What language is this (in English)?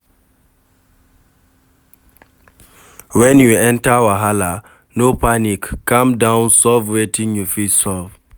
Nigerian Pidgin